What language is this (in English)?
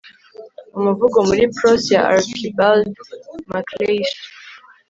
Kinyarwanda